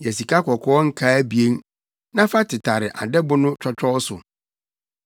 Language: Akan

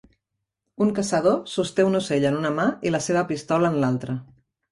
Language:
Catalan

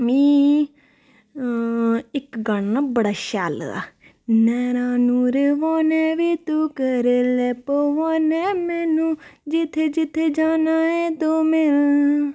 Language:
Dogri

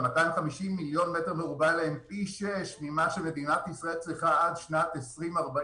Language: Hebrew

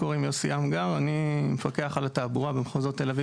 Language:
Hebrew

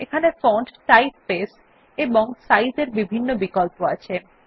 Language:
Bangla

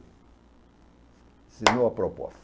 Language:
Portuguese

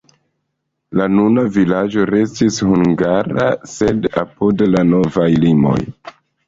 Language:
Esperanto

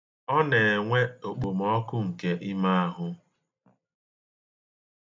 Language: Igbo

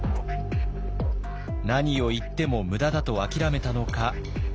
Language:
Japanese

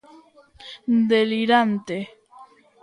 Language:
Galician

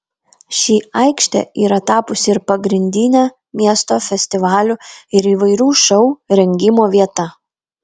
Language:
Lithuanian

